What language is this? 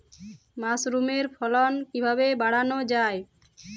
Bangla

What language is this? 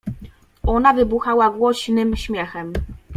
Polish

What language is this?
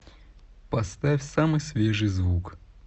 Russian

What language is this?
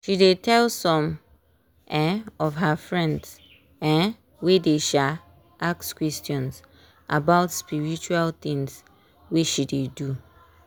Nigerian Pidgin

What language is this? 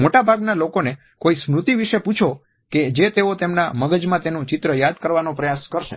Gujarati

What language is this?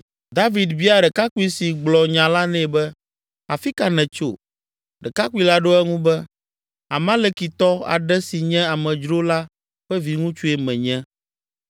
Ewe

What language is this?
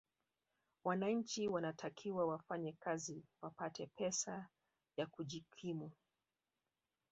Swahili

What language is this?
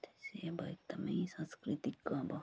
Nepali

